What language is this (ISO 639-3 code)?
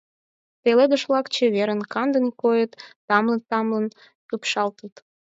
chm